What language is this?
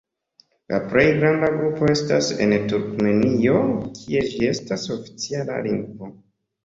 Esperanto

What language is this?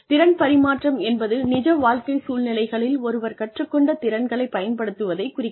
Tamil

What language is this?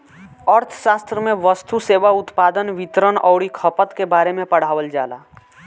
Bhojpuri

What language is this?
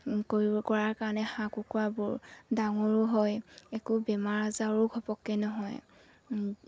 Assamese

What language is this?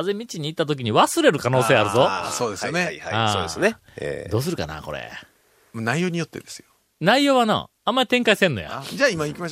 Japanese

